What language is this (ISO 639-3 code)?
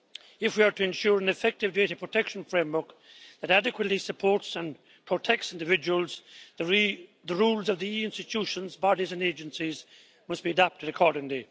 eng